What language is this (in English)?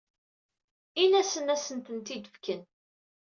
Kabyle